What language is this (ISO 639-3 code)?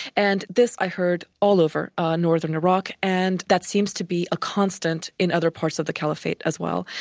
eng